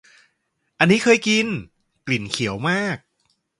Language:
Thai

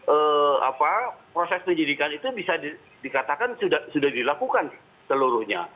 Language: Indonesian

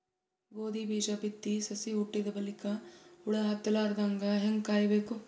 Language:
Kannada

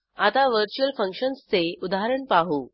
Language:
Marathi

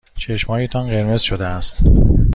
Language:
Persian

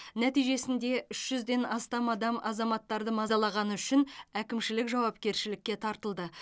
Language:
Kazakh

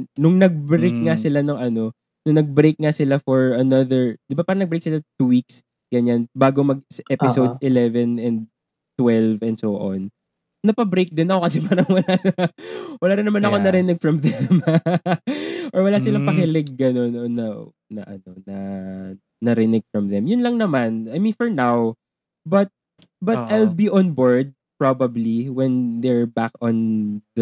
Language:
Filipino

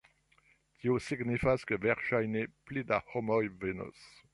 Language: Esperanto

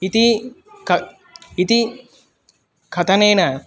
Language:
Sanskrit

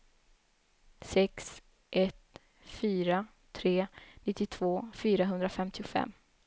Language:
Swedish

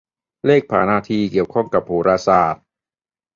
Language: Thai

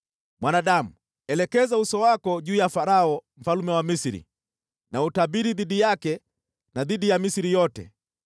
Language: Swahili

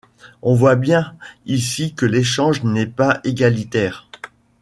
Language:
French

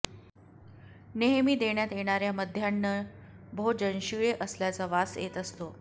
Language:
Marathi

